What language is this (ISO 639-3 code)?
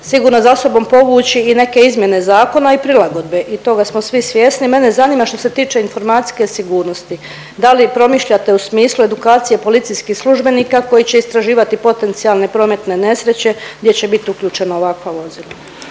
hrv